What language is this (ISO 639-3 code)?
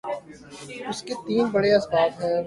urd